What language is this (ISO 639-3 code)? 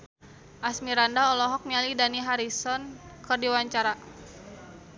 sun